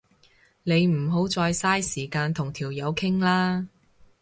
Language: Cantonese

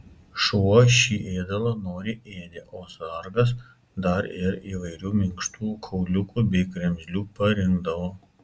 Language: Lithuanian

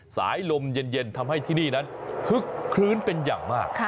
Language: Thai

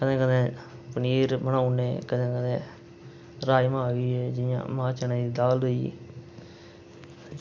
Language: Dogri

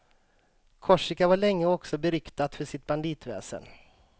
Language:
Swedish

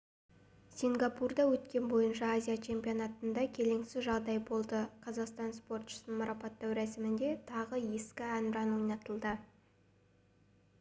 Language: Kazakh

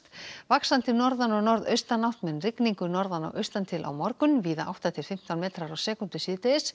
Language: Icelandic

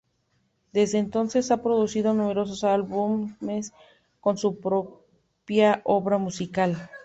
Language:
Spanish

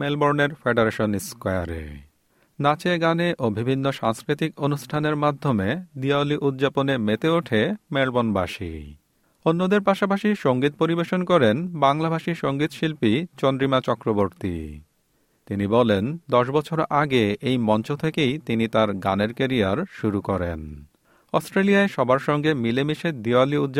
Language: Bangla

